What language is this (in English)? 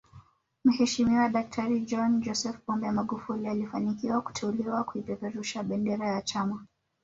Swahili